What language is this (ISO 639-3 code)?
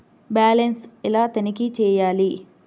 tel